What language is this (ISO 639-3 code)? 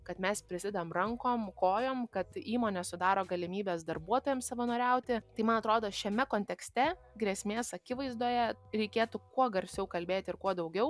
lit